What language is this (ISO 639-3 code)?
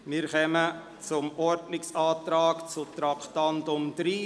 gsw